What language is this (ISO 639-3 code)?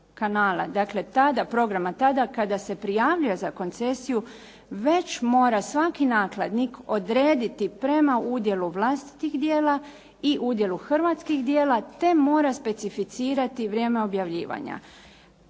hrv